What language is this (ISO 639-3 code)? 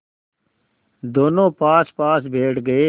hin